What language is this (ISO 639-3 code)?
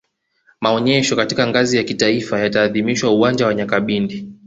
swa